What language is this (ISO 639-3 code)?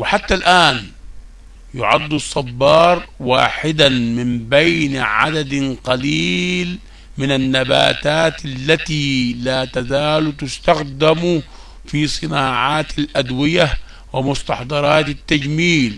ara